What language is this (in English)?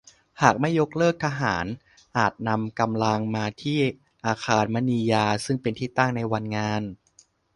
Thai